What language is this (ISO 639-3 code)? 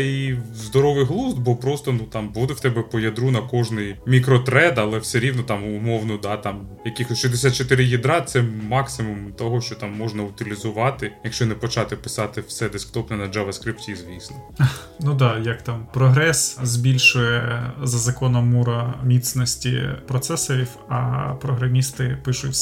ukr